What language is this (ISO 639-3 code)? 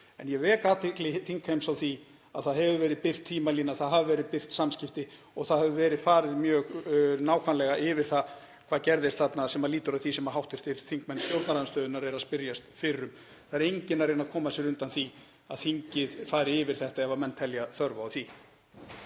isl